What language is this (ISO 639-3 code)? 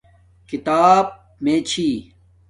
dmk